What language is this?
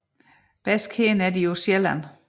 Danish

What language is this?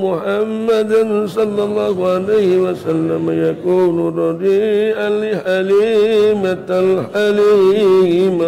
Arabic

